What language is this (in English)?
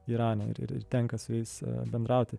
Lithuanian